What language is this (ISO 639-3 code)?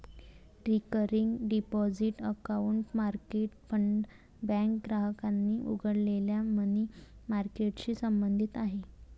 mar